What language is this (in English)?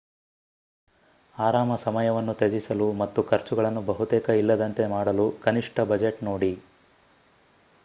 Kannada